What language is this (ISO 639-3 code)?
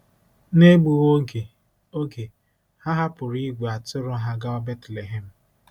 ibo